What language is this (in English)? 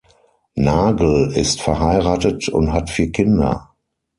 German